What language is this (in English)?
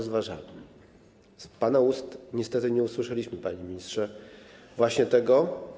Polish